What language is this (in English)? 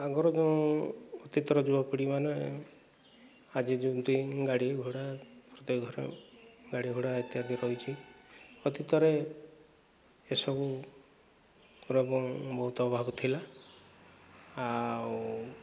Odia